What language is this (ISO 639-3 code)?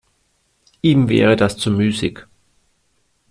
deu